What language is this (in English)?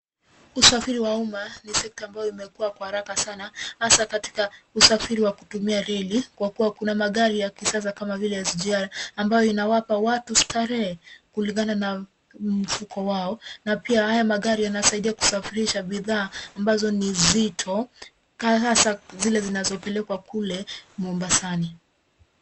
Swahili